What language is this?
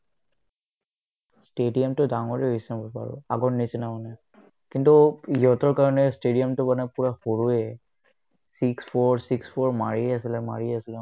Assamese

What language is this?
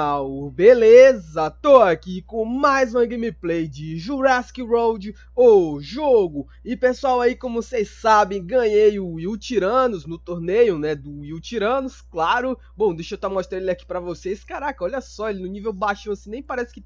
Portuguese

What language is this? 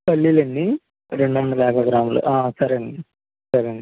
Telugu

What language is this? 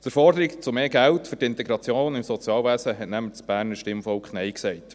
Swiss German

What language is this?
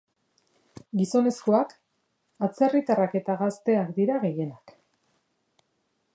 Basque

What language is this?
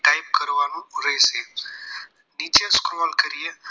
Gujarati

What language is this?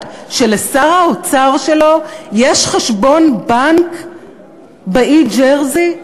Hebrew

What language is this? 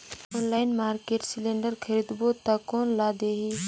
Chhattisgarhi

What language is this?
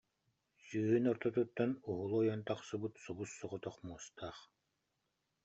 Yakut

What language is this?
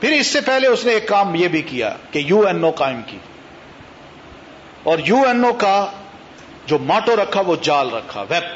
Urdu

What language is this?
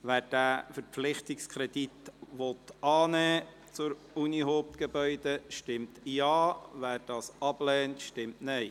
Swiss German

